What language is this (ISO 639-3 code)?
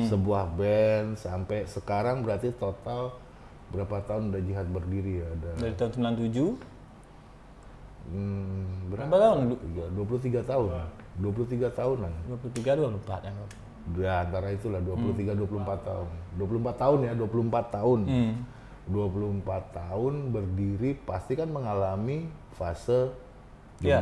ind